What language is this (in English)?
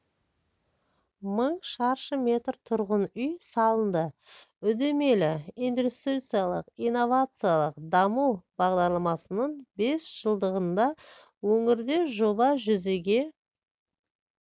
Kazakh